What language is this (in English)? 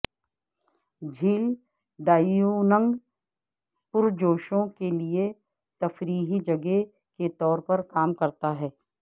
Urdu